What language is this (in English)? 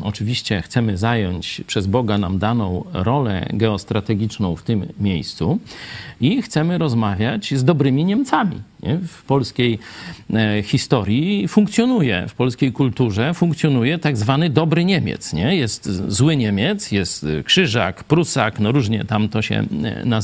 Polish